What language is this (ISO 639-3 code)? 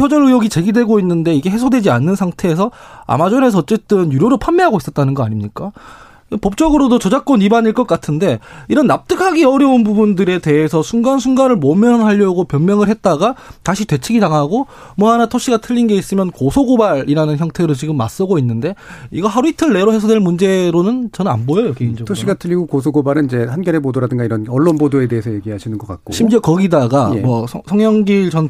kor